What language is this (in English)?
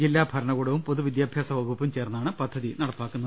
Malayalam